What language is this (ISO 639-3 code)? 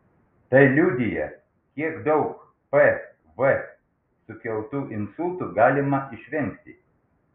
lit